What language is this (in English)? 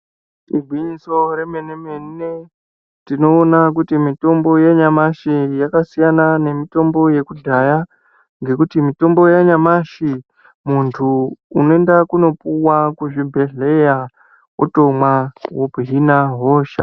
Ndau